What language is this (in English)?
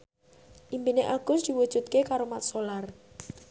Javanese